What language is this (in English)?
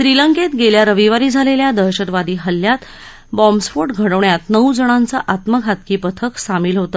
Marathi